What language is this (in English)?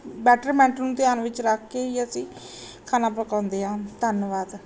Punjabi